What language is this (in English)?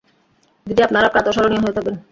Bangla